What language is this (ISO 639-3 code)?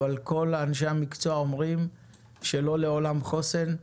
heb